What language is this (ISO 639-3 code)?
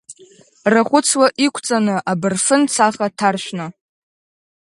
abk